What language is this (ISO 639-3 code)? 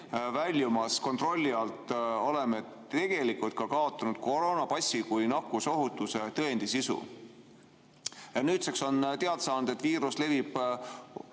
est